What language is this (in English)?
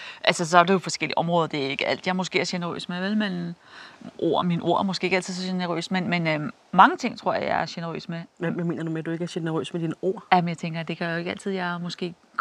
Danish